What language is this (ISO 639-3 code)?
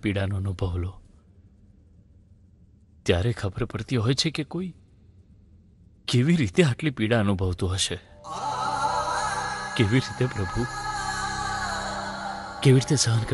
guj